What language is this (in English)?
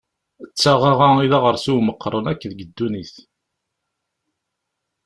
Kabyle